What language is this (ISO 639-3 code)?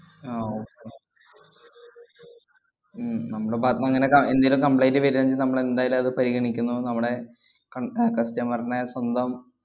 mal